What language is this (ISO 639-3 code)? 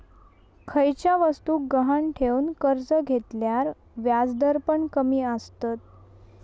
mar